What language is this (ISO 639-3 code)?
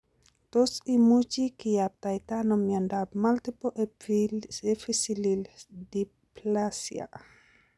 kln